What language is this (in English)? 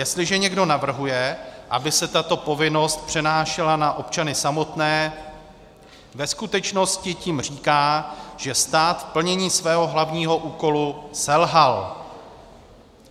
Czech